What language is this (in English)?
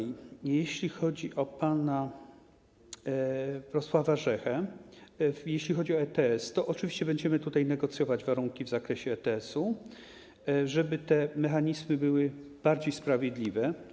Polish